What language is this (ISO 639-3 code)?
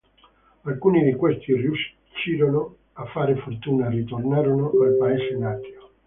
ita